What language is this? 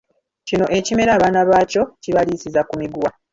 Ganda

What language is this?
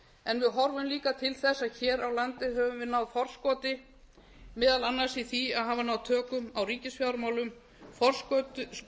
Icelandic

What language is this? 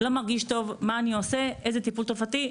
Hebrew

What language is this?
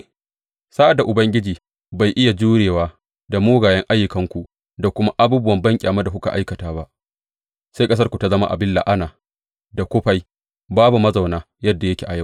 Hausa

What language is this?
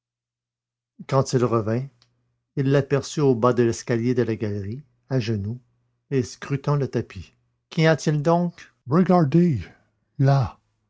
French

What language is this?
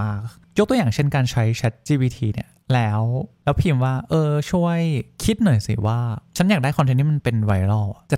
Thai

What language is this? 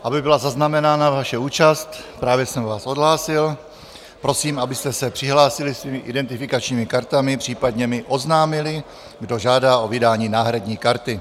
Czech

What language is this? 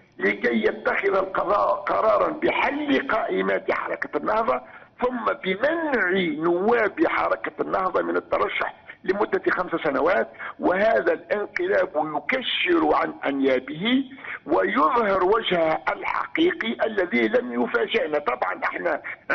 Arabic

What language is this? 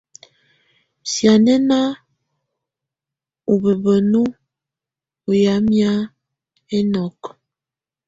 Tunen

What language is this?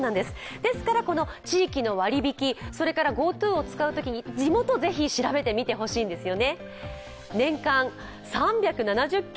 Japanese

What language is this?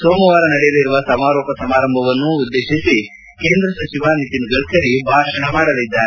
Kannada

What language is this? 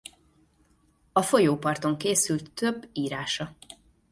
Hungarian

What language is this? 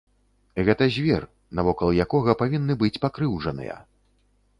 Belarusian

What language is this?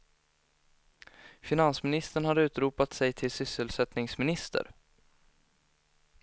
Swedish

